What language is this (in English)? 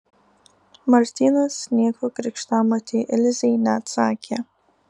Lithuanian